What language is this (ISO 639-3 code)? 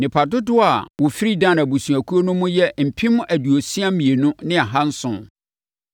aka